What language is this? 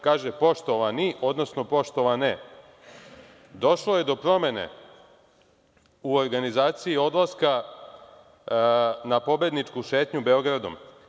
Serbian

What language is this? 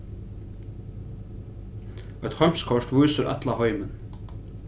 Faroese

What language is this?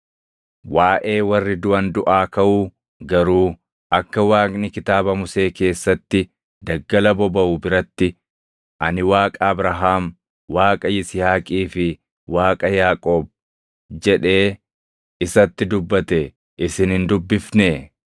Oromo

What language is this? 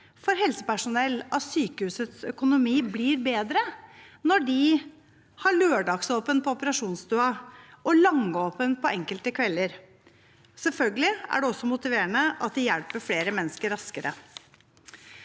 Norwegian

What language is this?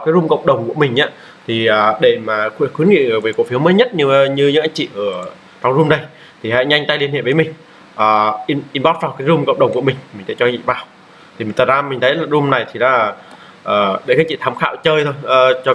Vietnamese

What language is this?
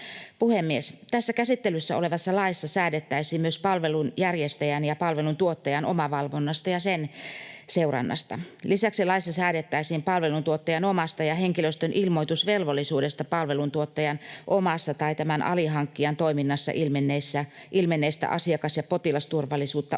Finnish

